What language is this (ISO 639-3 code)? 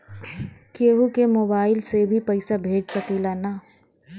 bho